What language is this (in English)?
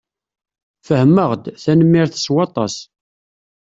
Kabyle